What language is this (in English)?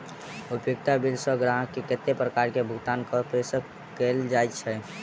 Maithili